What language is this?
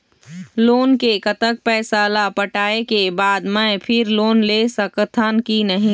Chhattisgarhi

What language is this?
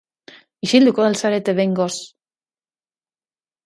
Basque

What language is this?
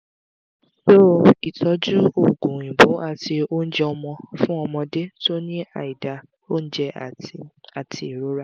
Yoruba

